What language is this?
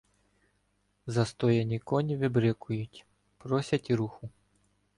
Ukrainian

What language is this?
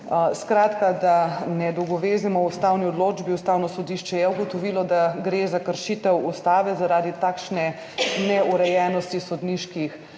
Slovenian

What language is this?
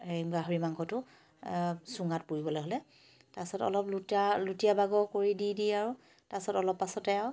Assamese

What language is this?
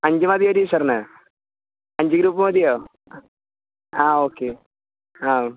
Malayalam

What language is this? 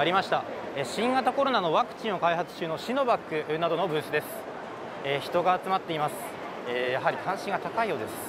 Japanese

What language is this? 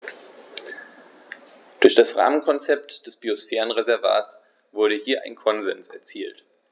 German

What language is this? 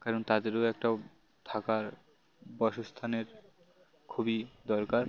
Bangla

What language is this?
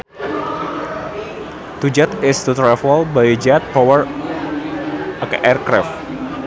Sundanese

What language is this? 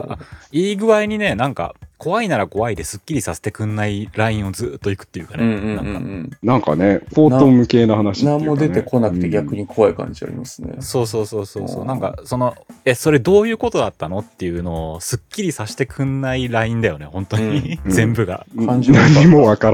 Japanese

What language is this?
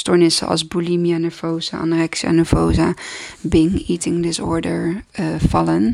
Dutch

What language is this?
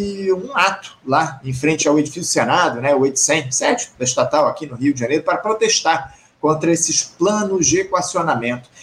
Portuguese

